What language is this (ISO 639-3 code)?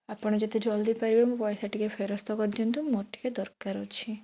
ori